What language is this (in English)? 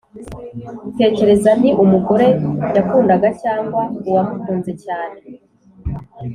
Kinyarwanda